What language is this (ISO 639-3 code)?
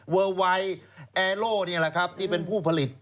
tha